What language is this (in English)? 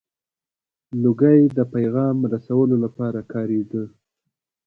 Pashto